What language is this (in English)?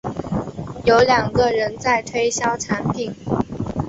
Chinese